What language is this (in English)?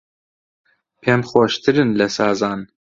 Central Kurdish